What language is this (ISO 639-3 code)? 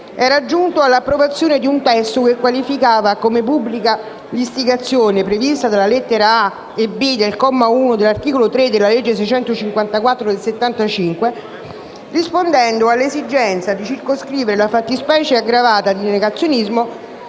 ita